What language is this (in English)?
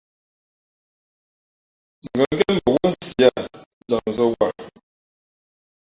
Fe'fe'